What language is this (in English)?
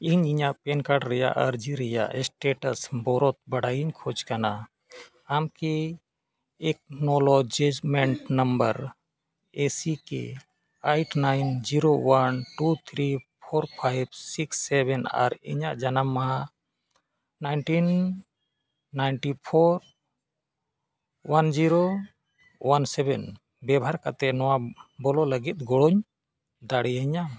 Santali